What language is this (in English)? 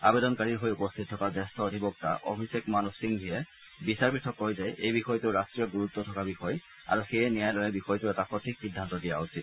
Assamese